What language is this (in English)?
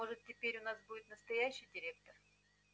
Russian